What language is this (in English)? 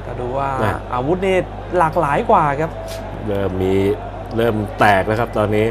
Thai